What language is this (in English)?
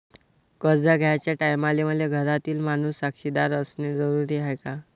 Marathi